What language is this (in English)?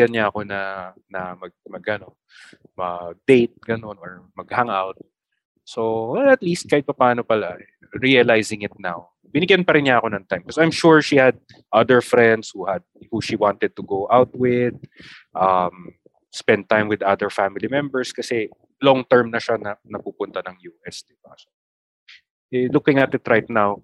Filipino